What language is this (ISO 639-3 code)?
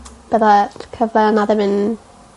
cym